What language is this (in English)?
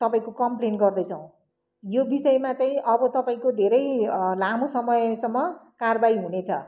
Nepali